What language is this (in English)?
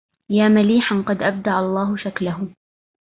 Arabic